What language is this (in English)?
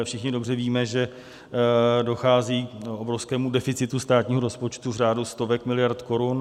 Czech